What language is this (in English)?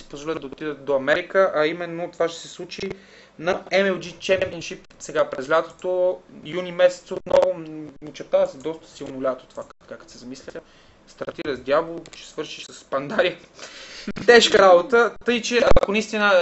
Bulgarian